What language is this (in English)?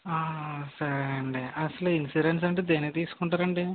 Telugu